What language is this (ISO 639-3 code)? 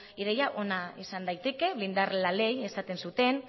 eus